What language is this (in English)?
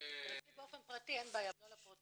Hebrew